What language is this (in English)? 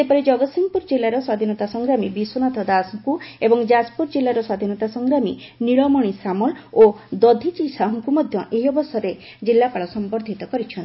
Odia